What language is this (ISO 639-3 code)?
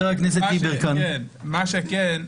heb